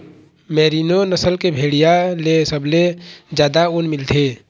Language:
Chhattisgarhi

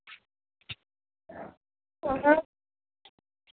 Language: Dogri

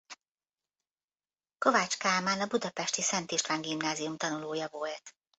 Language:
Hungarian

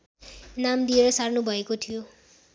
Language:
Nepali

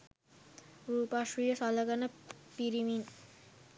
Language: Sinhala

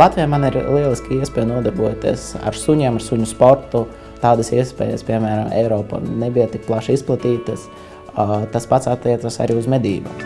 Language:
Latvian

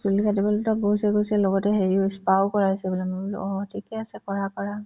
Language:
Assamese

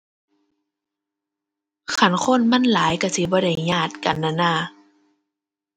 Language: Thai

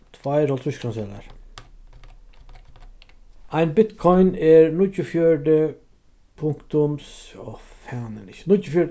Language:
Faroese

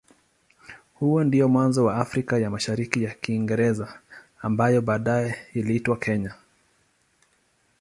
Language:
Swahili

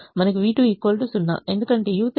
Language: Telugu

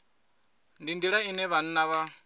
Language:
Venda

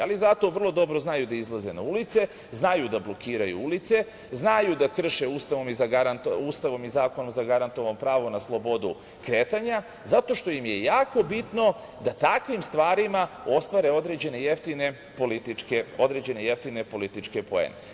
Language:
Serbian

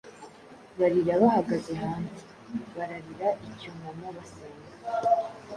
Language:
Kinyarwanda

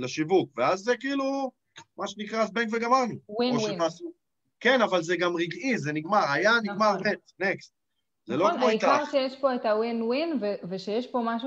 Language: Hebrew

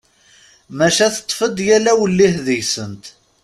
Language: Kabyle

